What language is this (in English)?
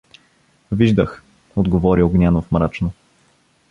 Bulgarian